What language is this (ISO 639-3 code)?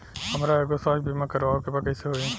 bho